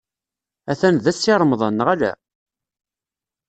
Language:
Kabyle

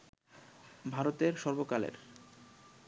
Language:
Bangla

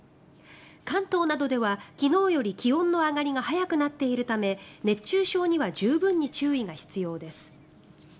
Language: Japanese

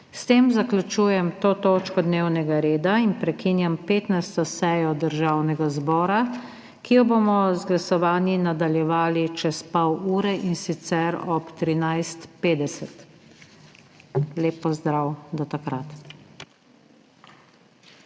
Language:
Slovenian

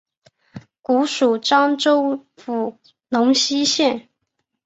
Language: Chinese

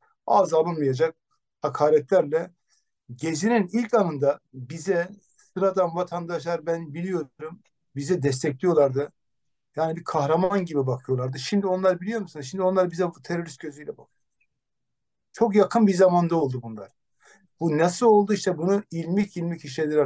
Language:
Turkish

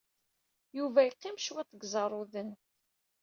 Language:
Kabyle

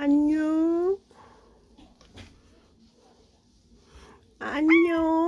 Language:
Korean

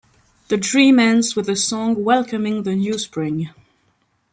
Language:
English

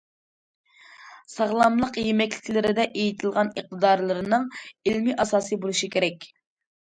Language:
Uyghur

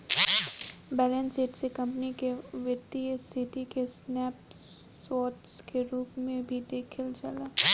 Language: Bhojpuri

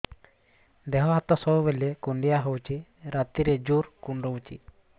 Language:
Odia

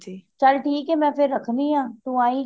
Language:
Punjabi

